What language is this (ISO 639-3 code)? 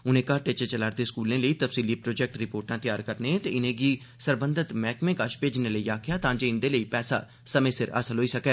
doi